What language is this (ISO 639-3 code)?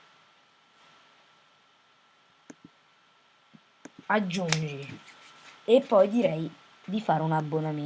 ita